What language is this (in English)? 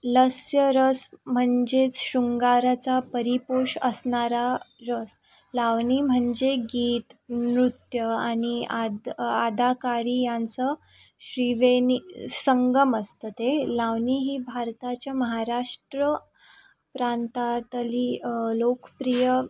Marathi